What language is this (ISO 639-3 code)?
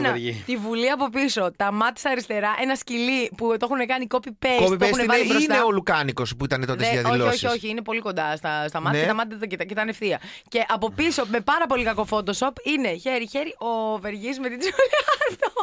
ell